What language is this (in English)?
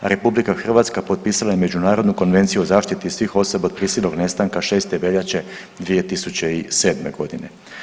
Croatian